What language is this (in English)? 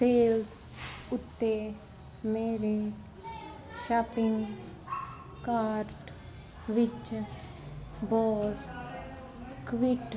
Punjabi